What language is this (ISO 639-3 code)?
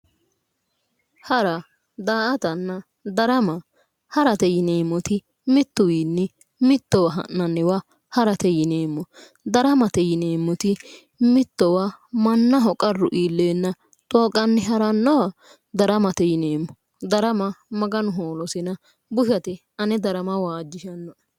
sid